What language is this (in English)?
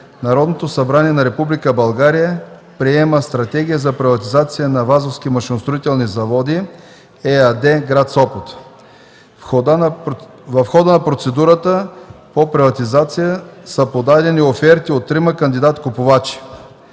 Bulgarian